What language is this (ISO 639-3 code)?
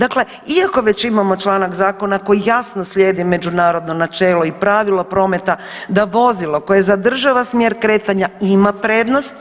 hrv